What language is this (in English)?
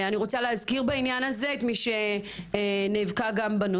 Hebrew